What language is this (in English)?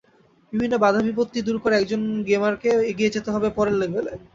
Bangla